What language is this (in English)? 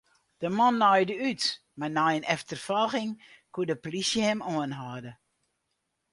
Western Frisian